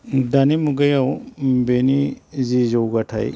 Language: Bodo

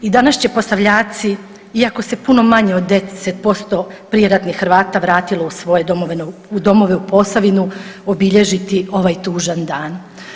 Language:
Croatian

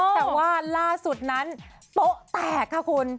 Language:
Thai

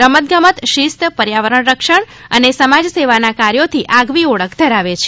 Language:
Gujarati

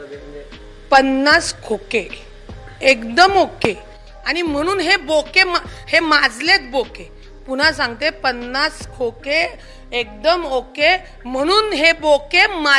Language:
Urdu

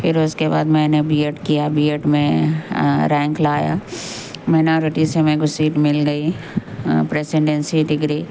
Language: Urdu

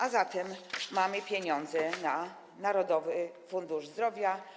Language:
Polish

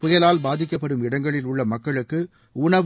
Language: Tamil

